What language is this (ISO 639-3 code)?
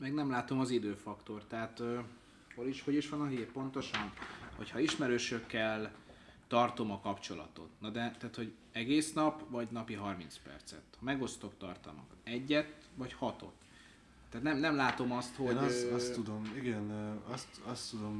hun